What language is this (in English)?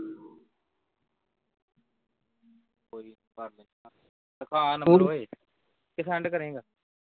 Punjabi